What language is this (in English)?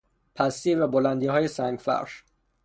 Persian